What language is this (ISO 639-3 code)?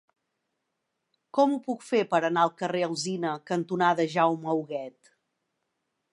cat